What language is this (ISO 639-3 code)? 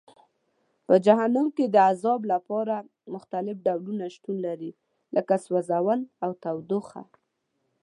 pus